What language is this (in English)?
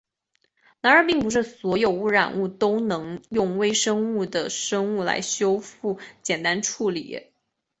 Chinese